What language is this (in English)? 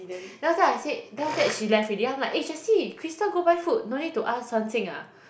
English